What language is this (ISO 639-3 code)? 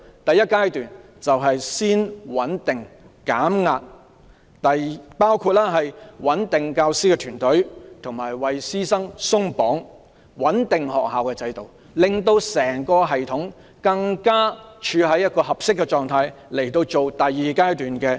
yue